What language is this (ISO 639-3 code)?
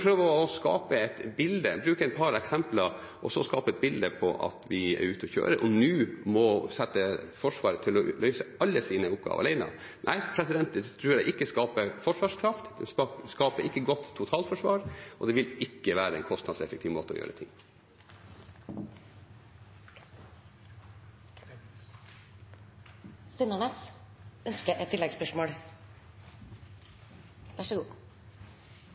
nor